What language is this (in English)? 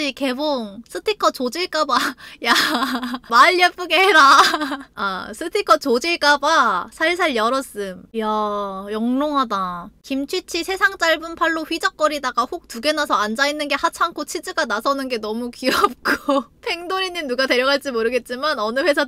Korean